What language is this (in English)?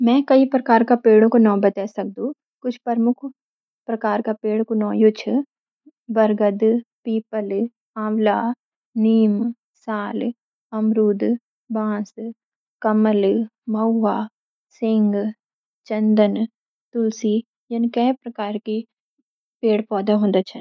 Garhwali